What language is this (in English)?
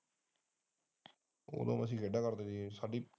Punjabi